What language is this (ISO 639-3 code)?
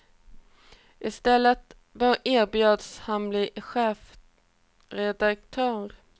swe